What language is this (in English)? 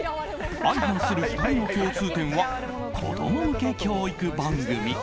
Japanese